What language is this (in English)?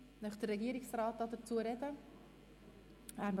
Swiss German